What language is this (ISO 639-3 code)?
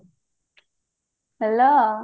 ori